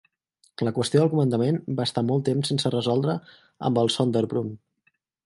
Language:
Catalan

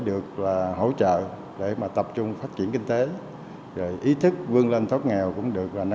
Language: Vietnamese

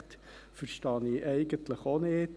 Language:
Swiss German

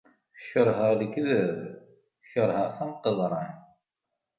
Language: Kabyle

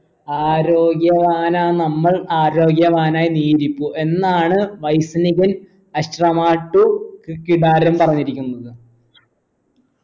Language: Malayalam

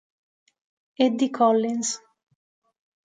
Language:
Italian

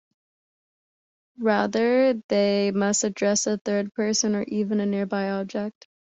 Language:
English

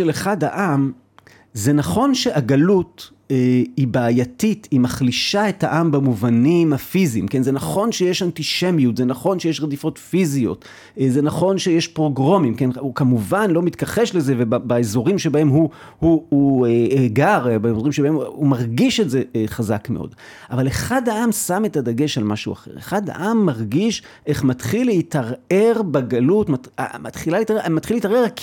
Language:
Hebrew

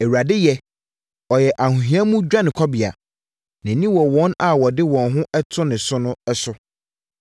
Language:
Akan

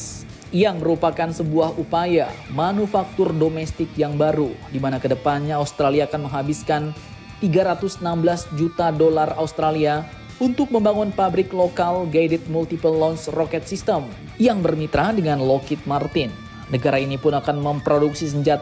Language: Indonesian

